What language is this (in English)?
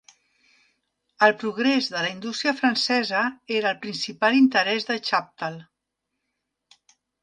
Catalan